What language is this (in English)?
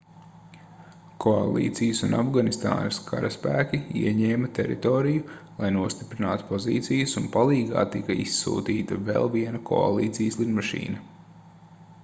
Latvian